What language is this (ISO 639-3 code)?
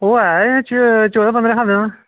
doi